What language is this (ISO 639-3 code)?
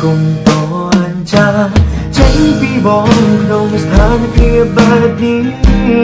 vie